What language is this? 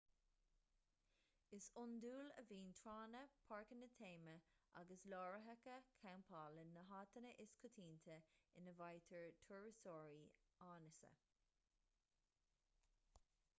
Irish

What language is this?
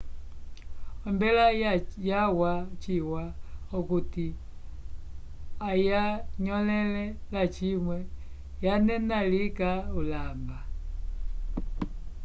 Umbundu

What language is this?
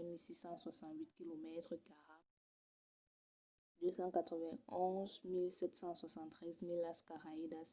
Occitan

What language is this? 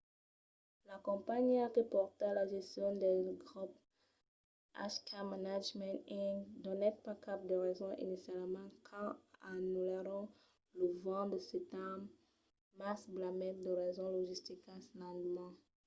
Occitan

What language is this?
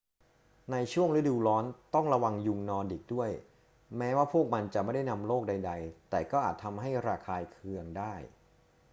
Thai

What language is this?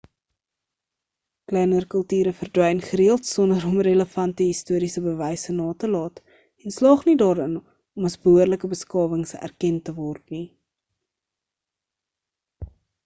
Afrikaans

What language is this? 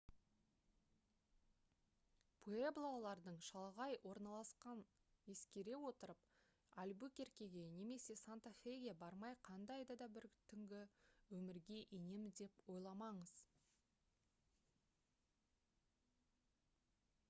Kazakh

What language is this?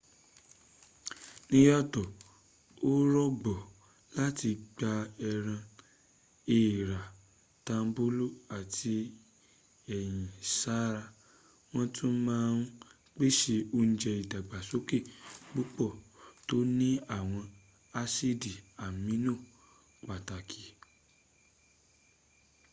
Yoruba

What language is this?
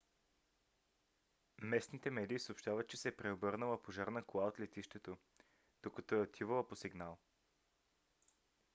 Bulgarian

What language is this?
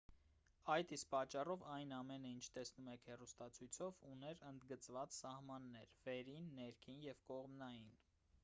Armenian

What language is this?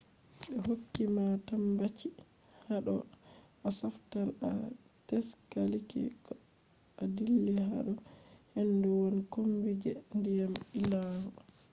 Fula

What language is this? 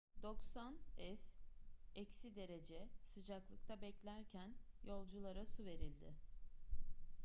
Turkish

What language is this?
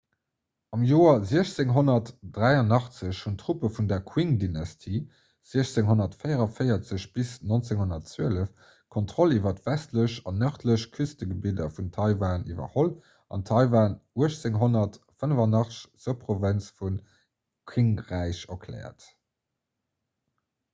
Luxembourgish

